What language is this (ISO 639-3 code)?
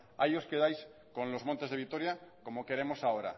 spa